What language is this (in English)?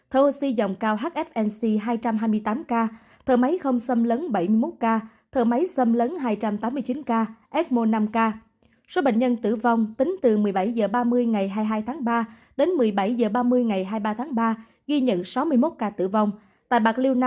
Vietnamese